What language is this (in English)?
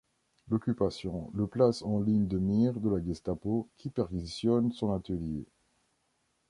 French